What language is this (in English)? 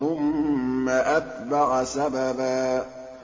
Arabic